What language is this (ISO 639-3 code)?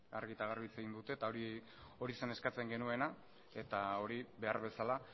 eus